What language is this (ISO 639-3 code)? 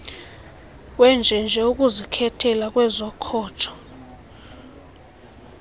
xho